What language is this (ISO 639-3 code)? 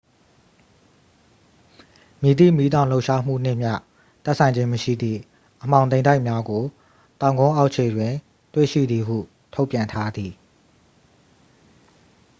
mya